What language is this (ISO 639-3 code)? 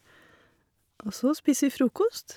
nor